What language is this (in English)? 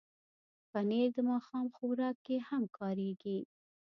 Pashto